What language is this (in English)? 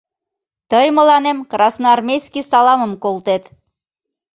Mari